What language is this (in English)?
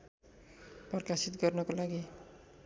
Nepali